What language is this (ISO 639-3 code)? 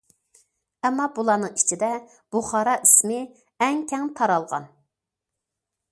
uig